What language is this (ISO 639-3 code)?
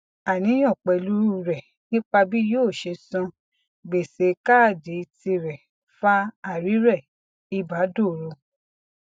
yor